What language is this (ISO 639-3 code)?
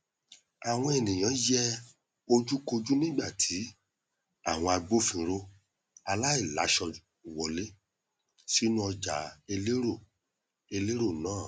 yor